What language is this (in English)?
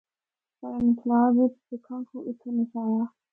Northern Hindko